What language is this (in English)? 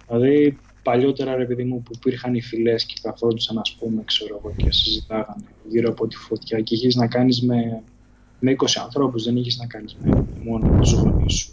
Greek